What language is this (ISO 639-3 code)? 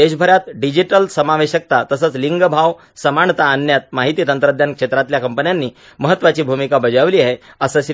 mar